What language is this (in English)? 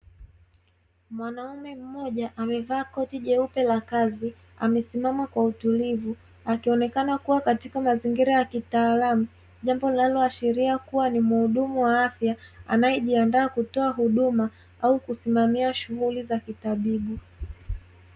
Swahili